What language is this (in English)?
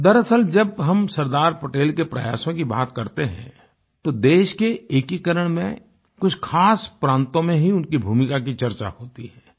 Hindi